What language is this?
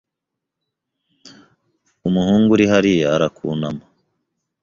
Kinyarwanda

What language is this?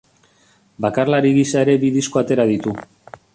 Basque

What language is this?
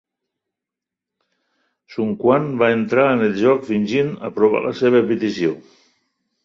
Catalan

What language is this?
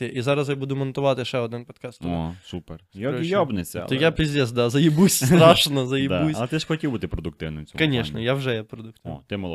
Ukrainian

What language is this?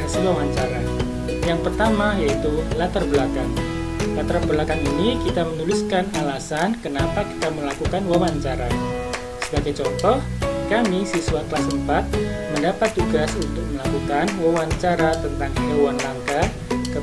Indonesian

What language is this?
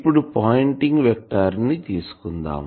Telugu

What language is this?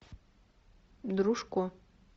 Russian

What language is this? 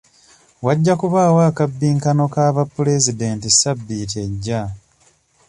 Ganda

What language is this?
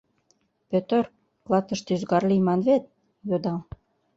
Mari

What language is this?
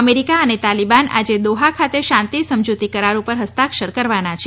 Gujarati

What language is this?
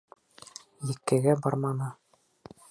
Bashkir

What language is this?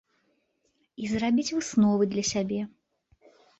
Belarusian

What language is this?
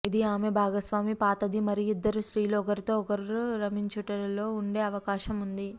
Telugu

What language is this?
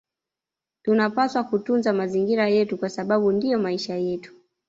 Swahili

